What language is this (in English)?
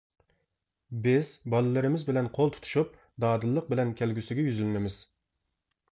Uyghur